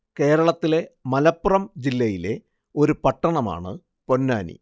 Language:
Malayalam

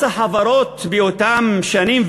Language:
Hebrew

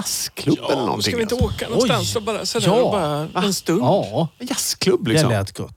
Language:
Swedish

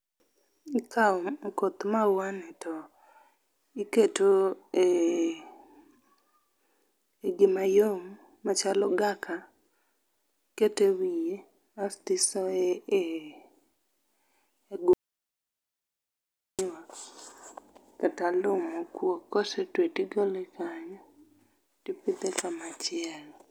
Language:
Luo (Kenya and Tanzania)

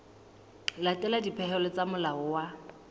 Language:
Southern Sotho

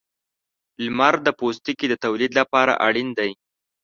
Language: Pashto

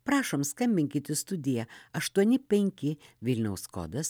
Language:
Lithuanian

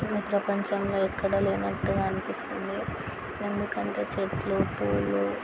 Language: Telugu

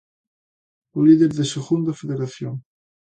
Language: Galician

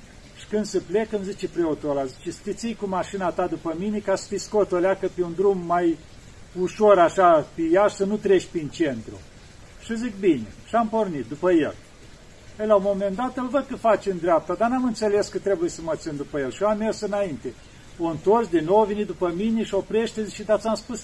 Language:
Romanian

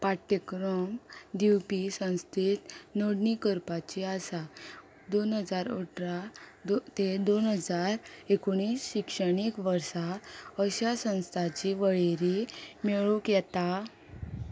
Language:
Konkani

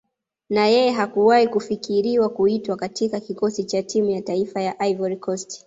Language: Swahili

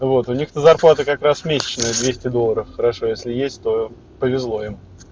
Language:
Russian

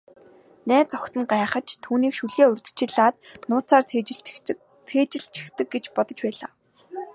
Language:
Mongolian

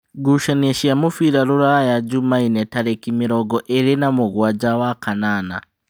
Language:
Kikuyu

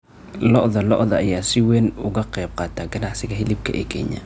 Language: Somali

